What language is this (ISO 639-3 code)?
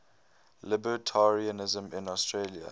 eng